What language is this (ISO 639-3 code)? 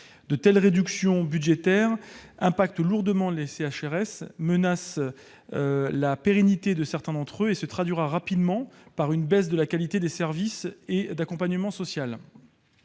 fra